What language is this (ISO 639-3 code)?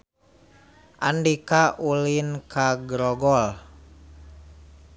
sun